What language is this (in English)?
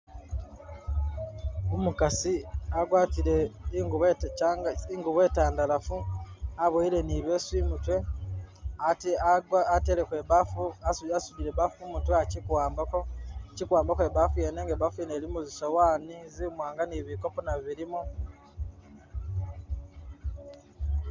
Masaaba